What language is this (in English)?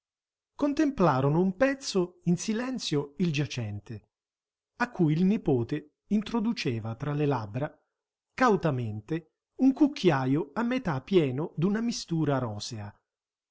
Italian